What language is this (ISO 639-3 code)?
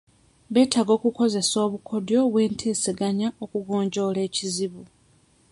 lug